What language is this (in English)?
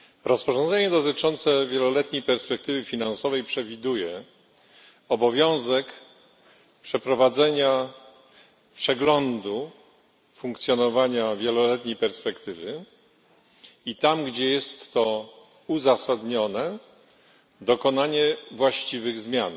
Polish